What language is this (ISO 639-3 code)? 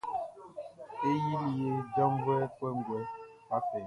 bci